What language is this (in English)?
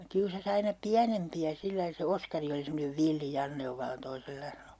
Finnish